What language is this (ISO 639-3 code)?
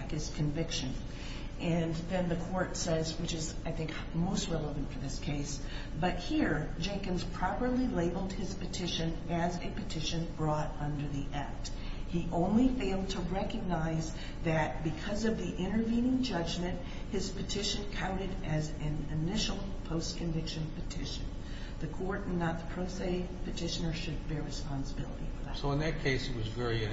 eng